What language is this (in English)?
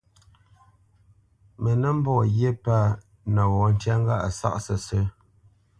Bamenyam